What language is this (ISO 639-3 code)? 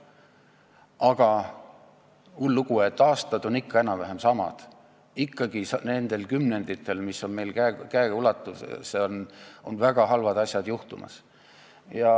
est